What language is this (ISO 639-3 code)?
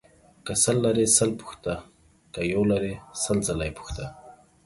pus